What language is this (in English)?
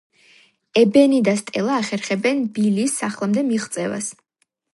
Georgian